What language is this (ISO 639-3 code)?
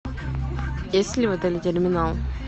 rus